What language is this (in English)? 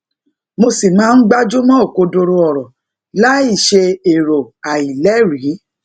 Yoruba